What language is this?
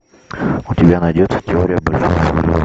Russian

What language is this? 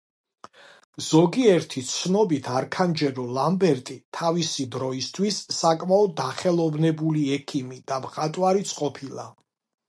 Georgian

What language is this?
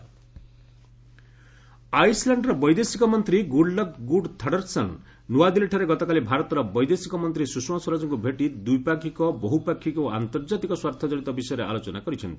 Odia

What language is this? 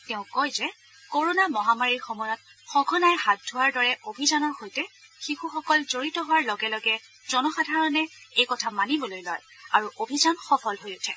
Assamese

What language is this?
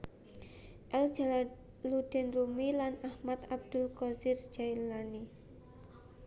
Javanese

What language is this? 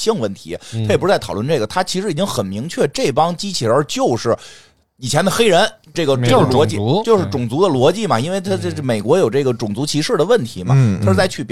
Chinese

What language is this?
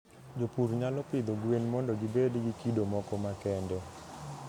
Luo (Kenya and Tanzania)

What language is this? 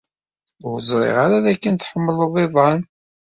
Kabyle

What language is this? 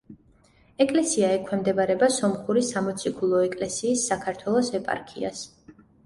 Georgian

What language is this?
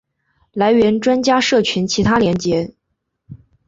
Chinese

